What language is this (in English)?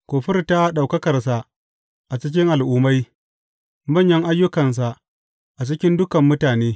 Hausa